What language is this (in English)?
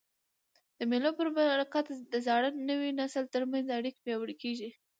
Pashto